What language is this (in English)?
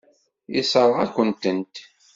Kabyle